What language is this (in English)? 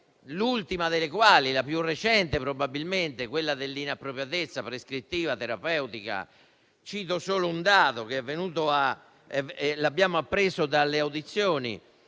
Italian